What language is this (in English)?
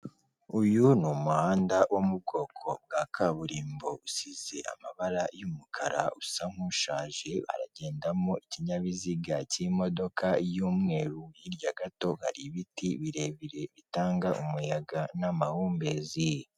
Kinyarwanda